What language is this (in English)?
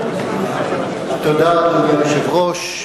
Hebrew